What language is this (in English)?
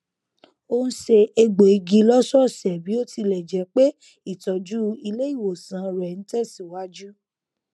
Yoruba